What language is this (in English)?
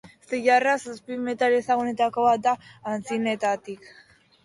Basque